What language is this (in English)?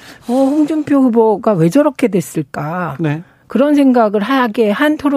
Korean